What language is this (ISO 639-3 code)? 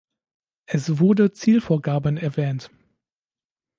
deu